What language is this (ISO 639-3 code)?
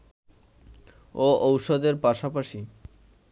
ben